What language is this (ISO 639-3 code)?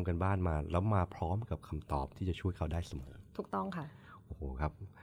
tha